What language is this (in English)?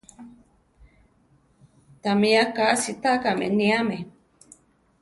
Central Tarahumara